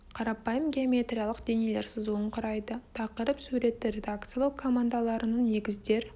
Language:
Kazakh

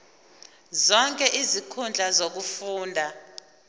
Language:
Zulu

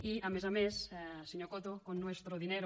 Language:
Catalan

